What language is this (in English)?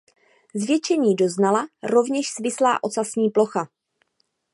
Czech